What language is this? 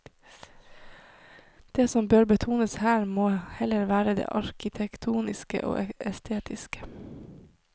Norwegian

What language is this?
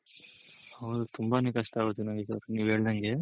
Kannada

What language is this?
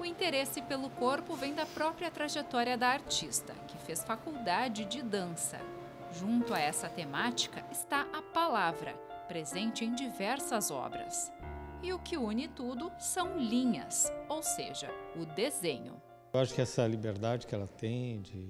Portuguese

